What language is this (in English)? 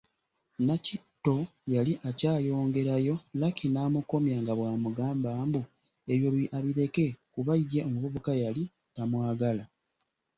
Ganda